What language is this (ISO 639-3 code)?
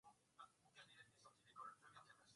swa